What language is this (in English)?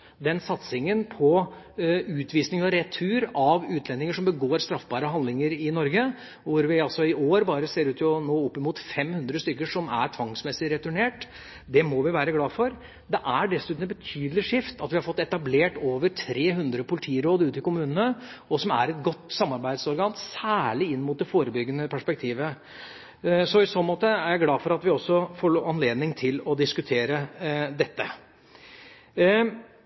Norwegian Bokmål